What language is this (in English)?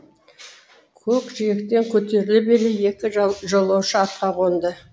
Kazakh